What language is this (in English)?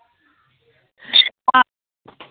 Kashmiri